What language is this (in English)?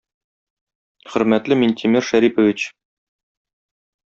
Tatar